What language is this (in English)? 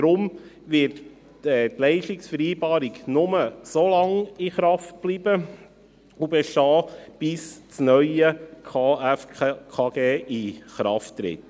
Swiss German